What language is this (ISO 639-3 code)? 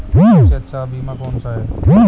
hin